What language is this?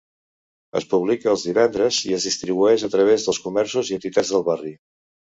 Catalan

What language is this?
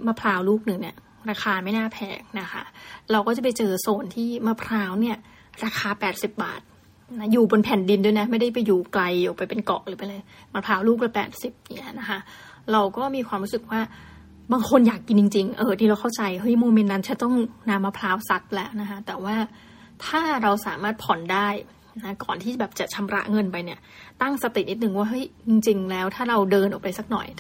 Thai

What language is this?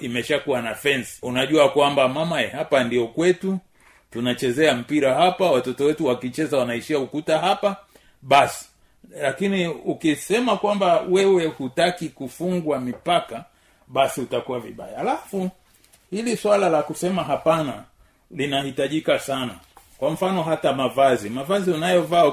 Swahili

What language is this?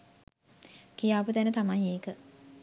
Sinhala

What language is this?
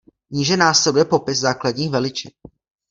Czech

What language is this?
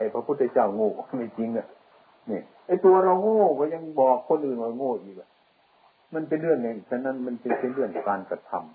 Thai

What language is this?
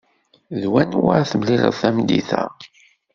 Kabyle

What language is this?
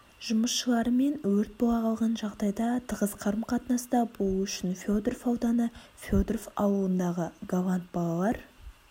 Kazakh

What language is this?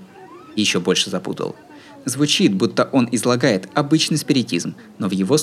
Russian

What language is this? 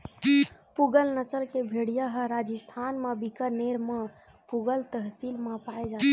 Chhattisgarhi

